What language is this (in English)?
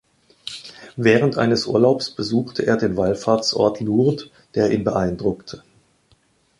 German